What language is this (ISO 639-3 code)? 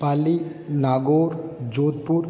hin